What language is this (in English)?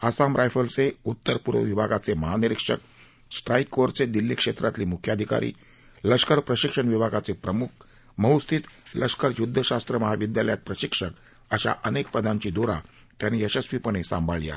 Marathi